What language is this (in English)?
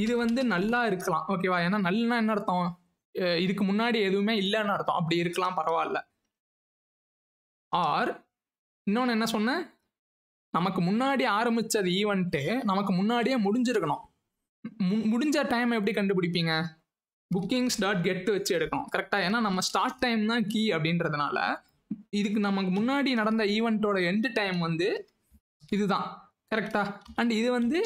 Tamil